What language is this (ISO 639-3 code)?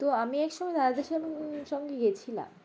ben